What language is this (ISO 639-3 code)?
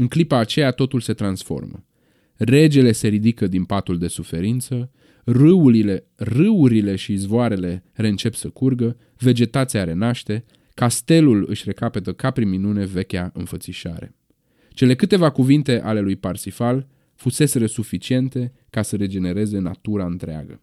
ron